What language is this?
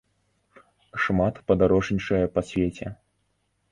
Belarusian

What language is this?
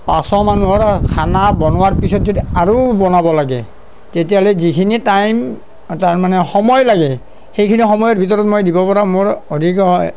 Assamese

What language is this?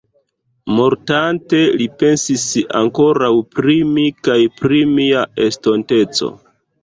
Esperanto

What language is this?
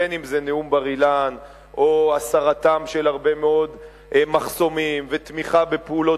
Hebrew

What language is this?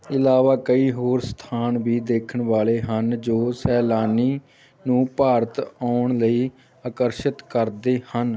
Punjabi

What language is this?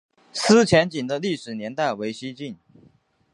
Chinese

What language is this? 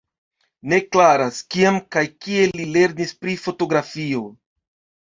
Esperanto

